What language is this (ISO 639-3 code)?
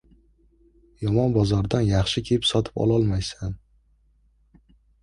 uzb